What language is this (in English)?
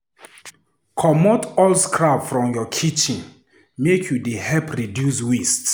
Nigerian Pidgin